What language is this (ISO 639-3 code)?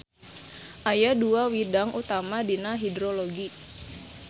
sun